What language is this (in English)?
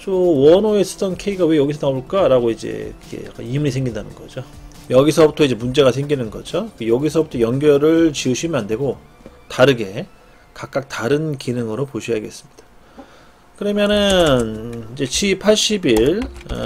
Korean